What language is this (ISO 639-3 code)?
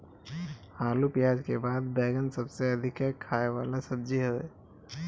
bho